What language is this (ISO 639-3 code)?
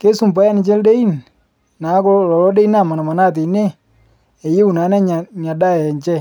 mas